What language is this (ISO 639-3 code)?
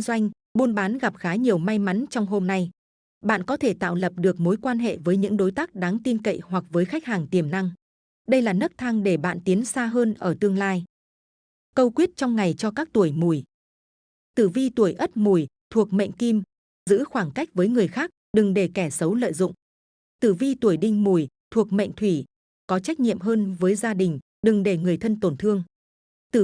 vie